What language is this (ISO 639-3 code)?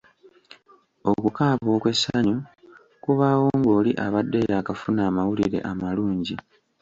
lug